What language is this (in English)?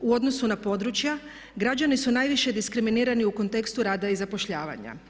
Croatian